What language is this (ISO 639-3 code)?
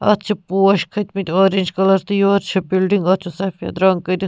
kas